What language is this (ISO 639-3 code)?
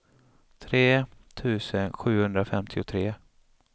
swe